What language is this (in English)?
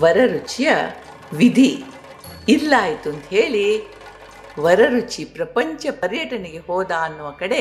Kannada